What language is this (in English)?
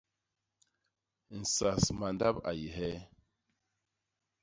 Basaa